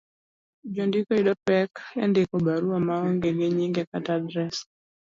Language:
Luo (Kenya and Tanzania)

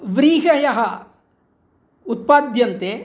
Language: Sanskrit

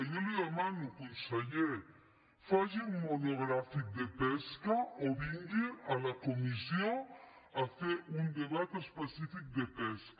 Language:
Catalan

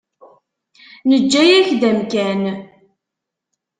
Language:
Kabyle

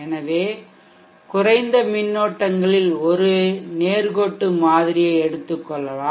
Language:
Tamil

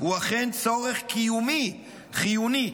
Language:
Hebrew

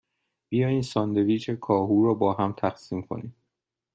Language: Persian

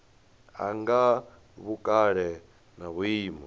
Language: Venda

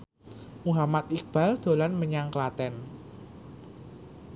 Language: Javanese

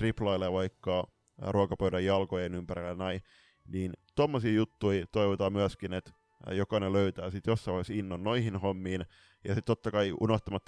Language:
Finnish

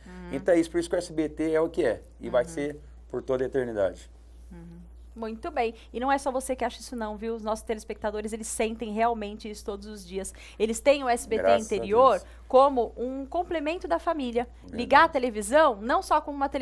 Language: Portuguese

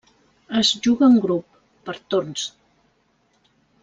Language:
Catalan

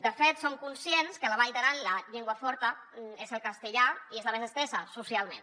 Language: Catalan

